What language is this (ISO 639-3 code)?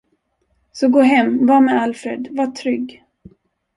swe